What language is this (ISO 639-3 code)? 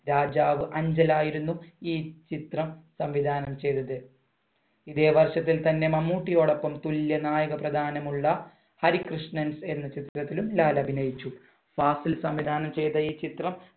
mal